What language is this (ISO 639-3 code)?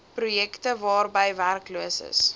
afr